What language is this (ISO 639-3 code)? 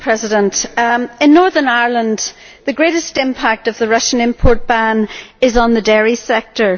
eng